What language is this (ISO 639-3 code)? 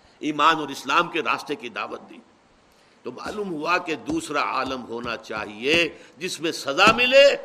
urd